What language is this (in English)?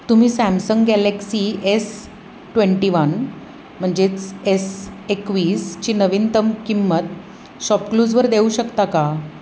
Marathi